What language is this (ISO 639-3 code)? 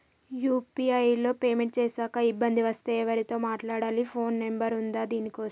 tel